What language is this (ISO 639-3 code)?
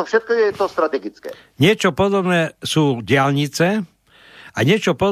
slk